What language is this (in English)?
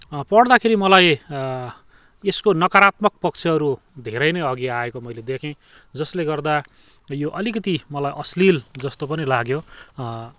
Nepali